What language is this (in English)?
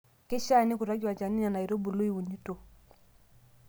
Masai